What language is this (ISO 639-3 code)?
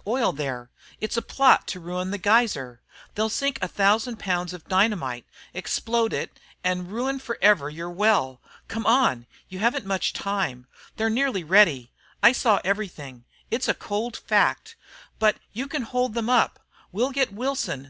eng